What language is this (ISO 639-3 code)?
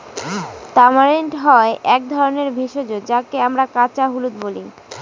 ben